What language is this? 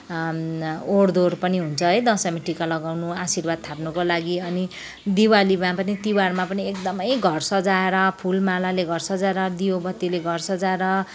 Nepali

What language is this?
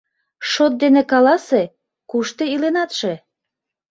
Mari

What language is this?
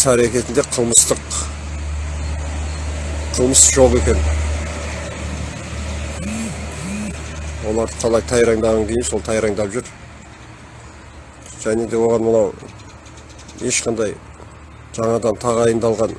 Turkish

